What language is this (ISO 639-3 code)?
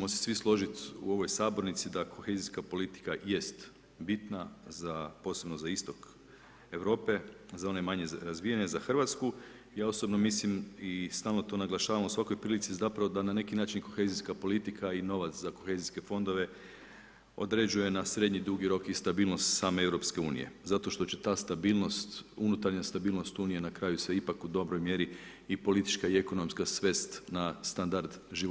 hrv